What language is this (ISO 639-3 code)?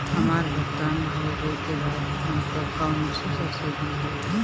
bho